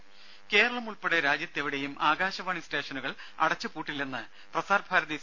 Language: Malayalam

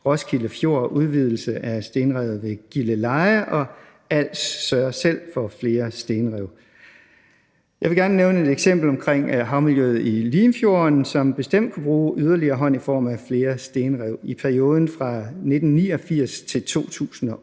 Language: Danish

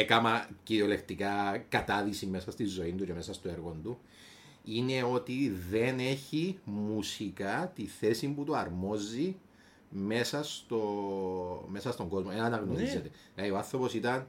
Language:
Greek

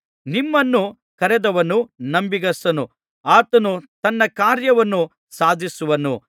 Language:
Kannada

